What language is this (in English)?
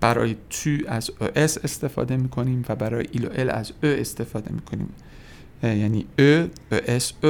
Persian